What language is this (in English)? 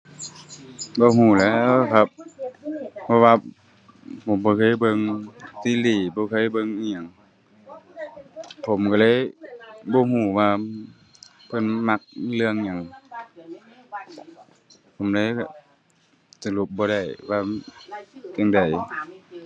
Thai